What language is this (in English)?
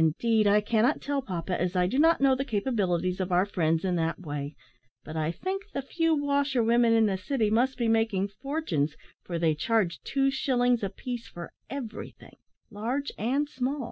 English